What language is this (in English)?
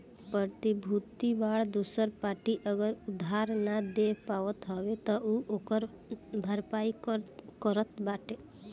Bhojpuri